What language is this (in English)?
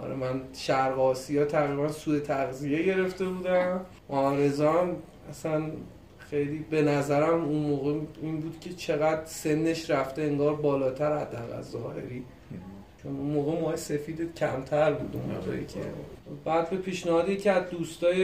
Persian